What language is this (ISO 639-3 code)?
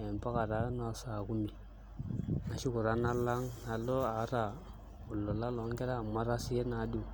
mas